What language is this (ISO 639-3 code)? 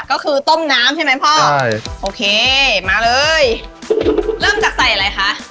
tha